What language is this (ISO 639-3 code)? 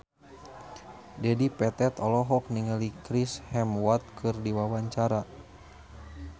sun